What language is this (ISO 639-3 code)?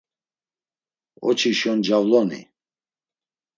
lzz